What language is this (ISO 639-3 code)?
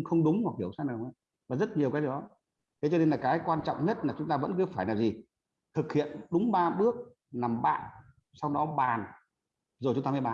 vie